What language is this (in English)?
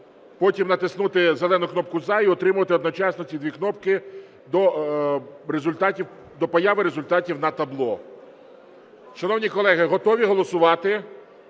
Ukrainian